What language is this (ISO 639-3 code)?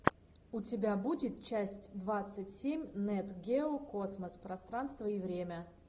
rus